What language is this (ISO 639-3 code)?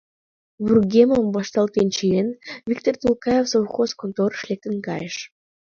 chm